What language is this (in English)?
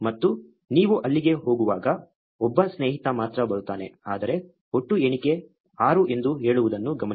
Kannada